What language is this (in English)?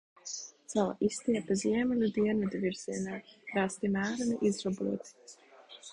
Latvian